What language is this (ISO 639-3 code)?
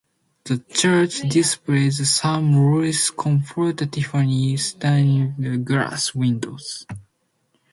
eng